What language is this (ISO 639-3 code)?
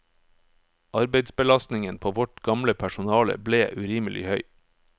nor